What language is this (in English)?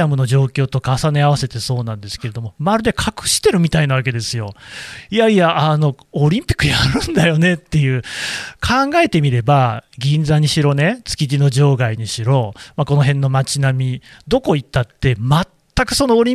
Japanese